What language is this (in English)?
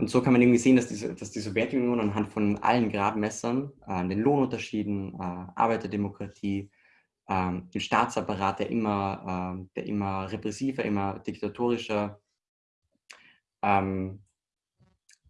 German